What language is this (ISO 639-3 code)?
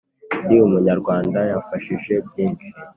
kin